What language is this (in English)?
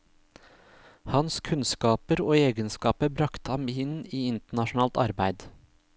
Norwegian